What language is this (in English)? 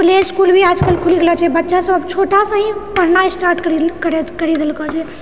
Maithili